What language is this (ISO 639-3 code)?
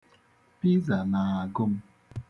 ibo